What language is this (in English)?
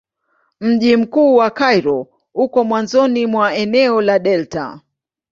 Swahili